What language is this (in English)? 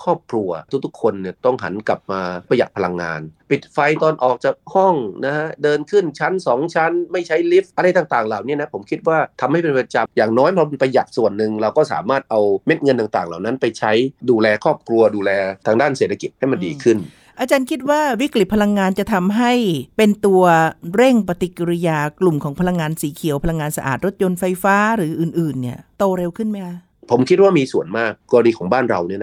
Thai